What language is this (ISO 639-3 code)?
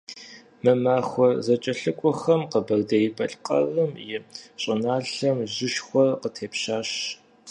kbd